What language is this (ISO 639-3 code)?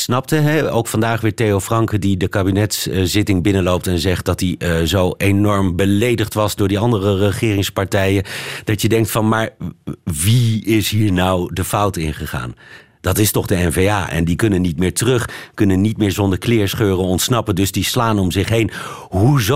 nld